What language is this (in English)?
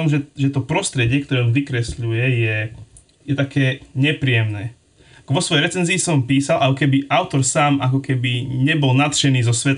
Slovak